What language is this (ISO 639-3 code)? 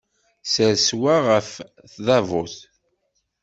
kab